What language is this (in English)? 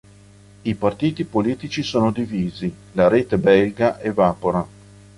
Italian